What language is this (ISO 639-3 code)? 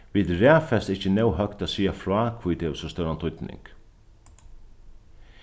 fao